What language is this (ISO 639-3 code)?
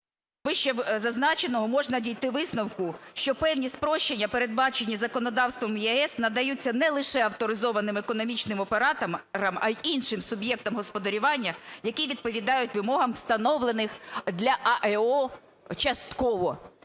ukr